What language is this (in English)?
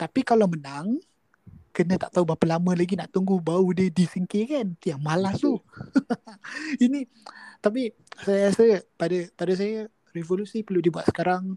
Malay